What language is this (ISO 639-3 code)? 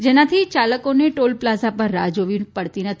guj